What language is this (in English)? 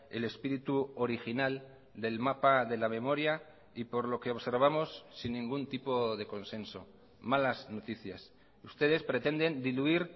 Spanish